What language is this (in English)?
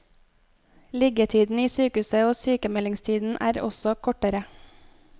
Norwegian